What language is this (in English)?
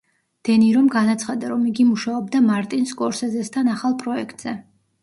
Georgian